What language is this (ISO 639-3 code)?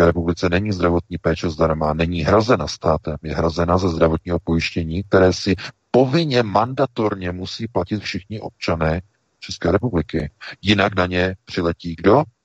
ces